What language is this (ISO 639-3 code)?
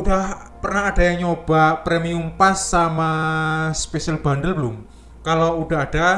ind